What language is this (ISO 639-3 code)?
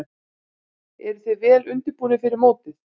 isl